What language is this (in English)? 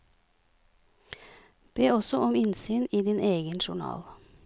Norwegian